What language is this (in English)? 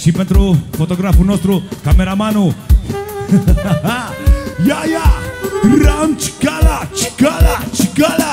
Romanian